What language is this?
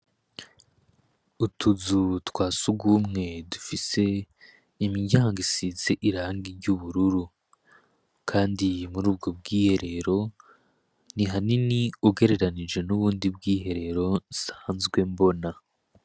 Rundi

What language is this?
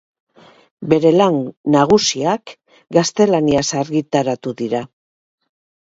Basque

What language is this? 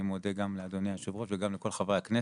Hebrew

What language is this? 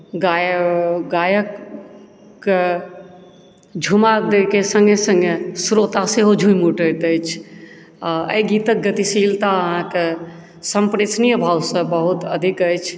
Maithili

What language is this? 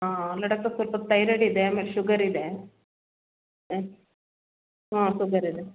Kannada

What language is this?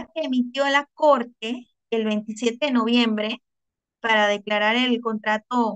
Spanish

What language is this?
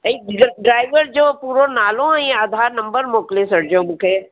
Sindhi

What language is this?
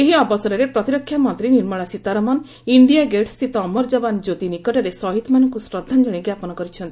Odia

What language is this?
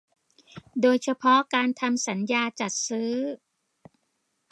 Thai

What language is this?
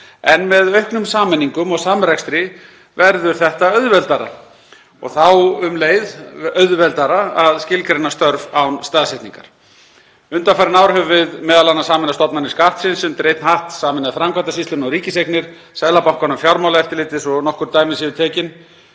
Icelandic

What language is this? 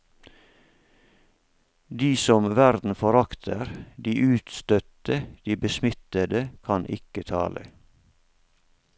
Norwegian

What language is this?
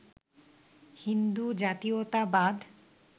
Bangla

